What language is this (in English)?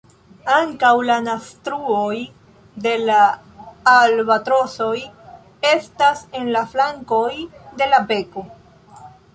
Esperanto